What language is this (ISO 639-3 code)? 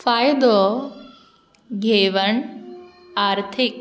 kok